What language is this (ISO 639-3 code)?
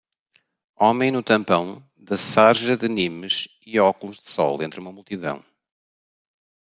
por